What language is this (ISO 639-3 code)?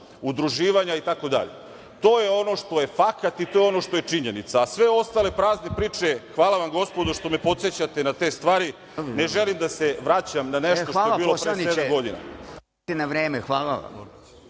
srp